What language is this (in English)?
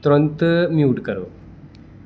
Dogri